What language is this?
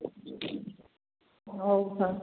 Manipuri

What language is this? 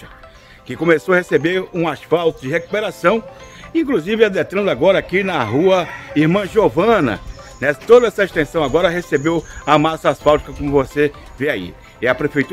Portuguese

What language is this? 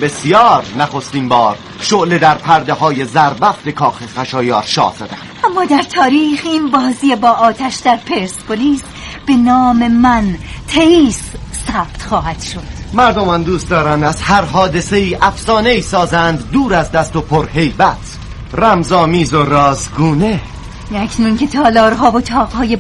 Persian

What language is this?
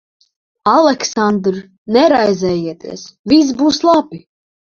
Latvian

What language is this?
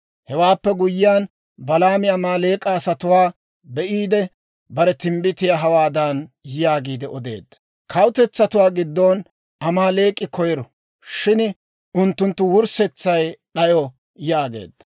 Dawro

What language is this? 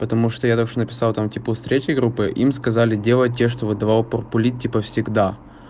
Russian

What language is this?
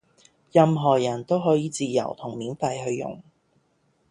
Cantonese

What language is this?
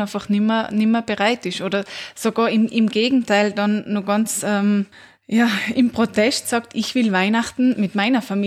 German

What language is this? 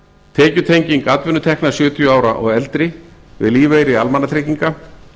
Icelandic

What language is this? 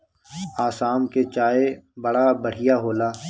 Bhojpuri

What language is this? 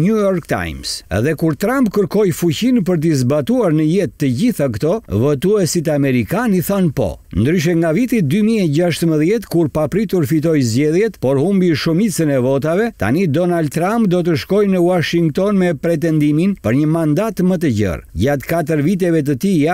Romanian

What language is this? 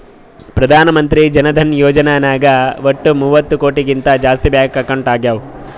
Kannada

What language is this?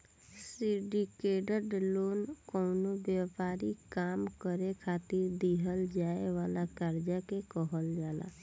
Bhojpuri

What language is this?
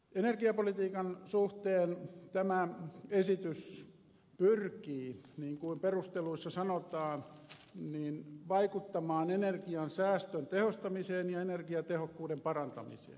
Finnish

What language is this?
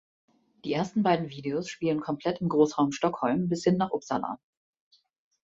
German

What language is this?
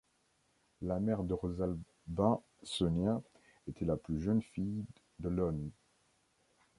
French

